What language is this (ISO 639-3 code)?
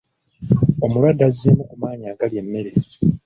lug